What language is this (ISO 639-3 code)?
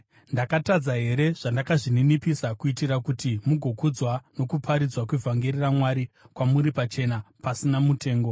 sna